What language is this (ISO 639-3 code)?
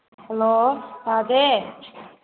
mni